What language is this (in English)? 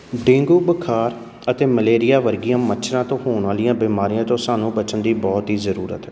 Punjabi